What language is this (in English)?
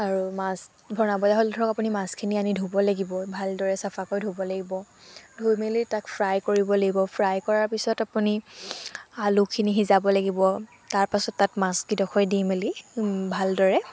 Assamese